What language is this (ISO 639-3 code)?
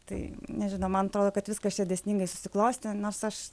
lit